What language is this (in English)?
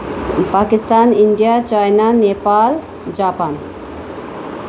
Nepali